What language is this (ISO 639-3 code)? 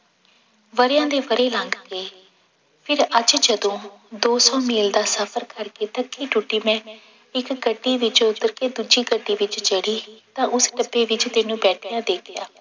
pan